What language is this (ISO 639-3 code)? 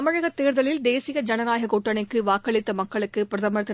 tam